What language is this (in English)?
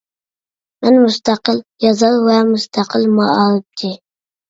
Uyghur